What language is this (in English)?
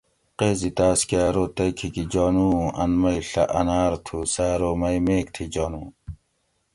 Gawri